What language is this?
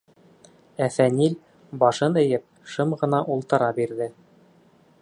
Bashkir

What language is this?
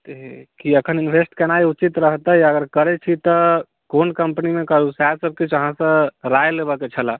Maithili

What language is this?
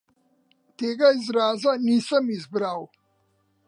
Slovenian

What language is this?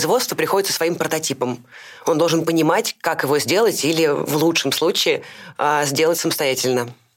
Russian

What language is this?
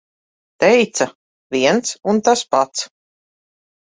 Latvian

